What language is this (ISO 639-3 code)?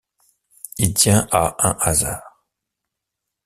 fra